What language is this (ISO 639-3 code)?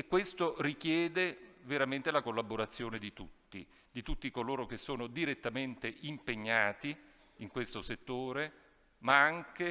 ita